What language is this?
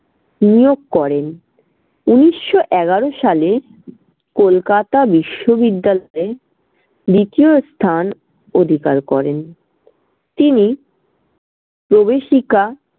Bangla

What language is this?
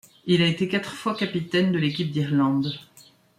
French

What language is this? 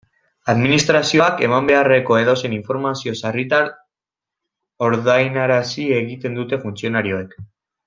Basque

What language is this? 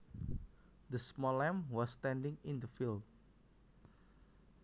Javanese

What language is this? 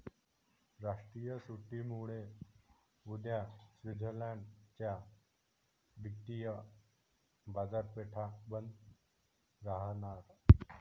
Marathi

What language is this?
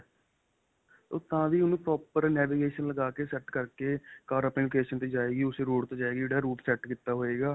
Punjabi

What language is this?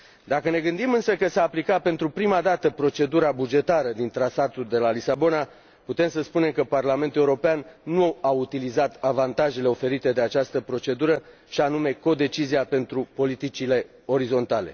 Romanian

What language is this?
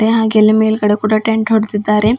Kannada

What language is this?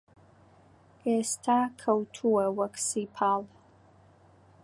Central Kurdish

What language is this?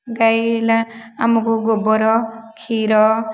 Odia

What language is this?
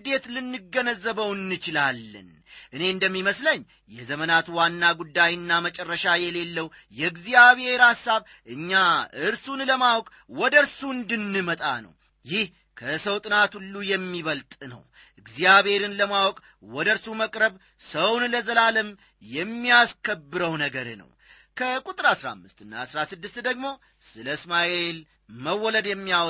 Amharic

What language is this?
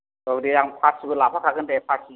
Bodo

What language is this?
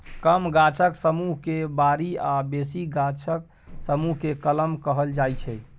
Maithili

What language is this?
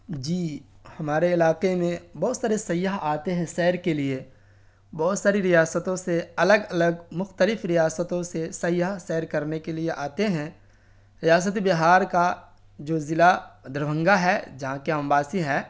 Urdu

